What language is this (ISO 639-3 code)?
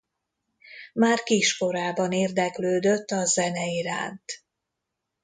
hun